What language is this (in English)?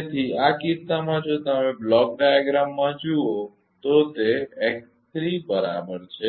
Gujarati